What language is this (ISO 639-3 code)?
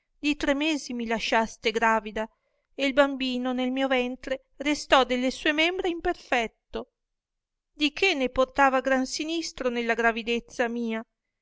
ita